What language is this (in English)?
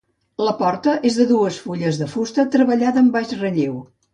Catalan